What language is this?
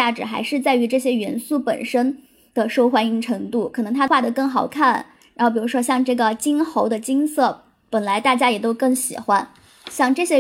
Chinese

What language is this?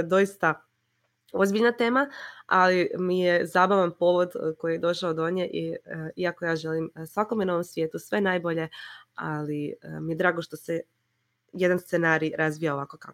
Croatian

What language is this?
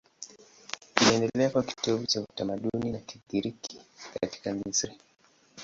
Swahili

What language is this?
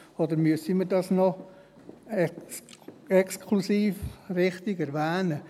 Swiss German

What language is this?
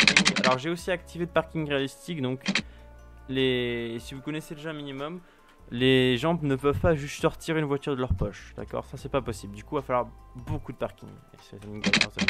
French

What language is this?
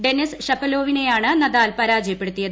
Malayalam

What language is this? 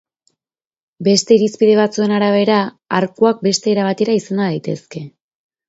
Basque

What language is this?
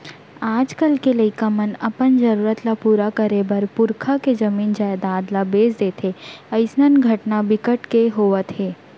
Chhattisgarhi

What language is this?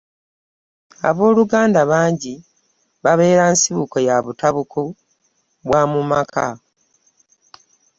Ganda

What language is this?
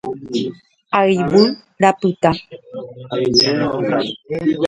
Guarani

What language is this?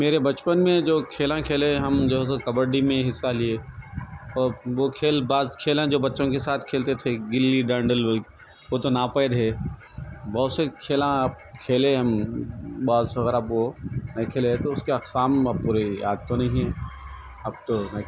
Urdu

